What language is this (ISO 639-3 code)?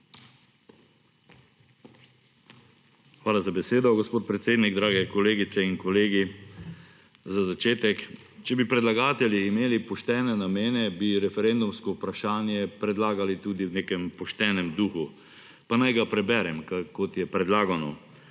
slv